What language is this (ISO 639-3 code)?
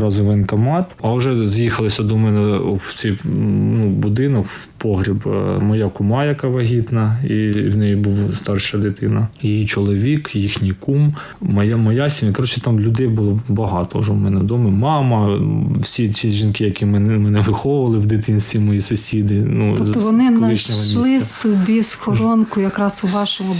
ukr